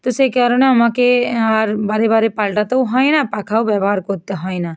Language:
Bangla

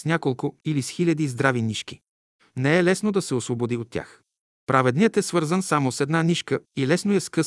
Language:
Bulgarian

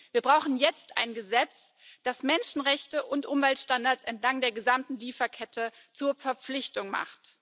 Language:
German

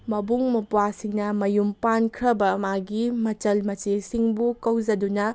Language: Manipuri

